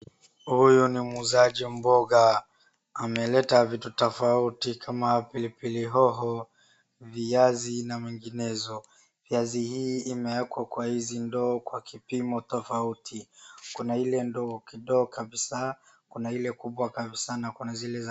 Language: Swahili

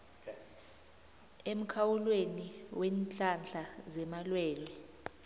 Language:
South Ndebele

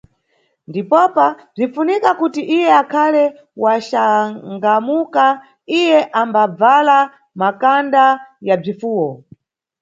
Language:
Nyungwe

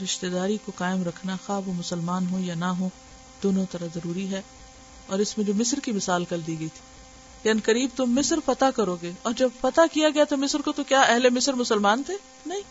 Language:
Urdu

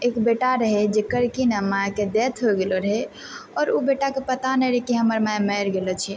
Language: Maithili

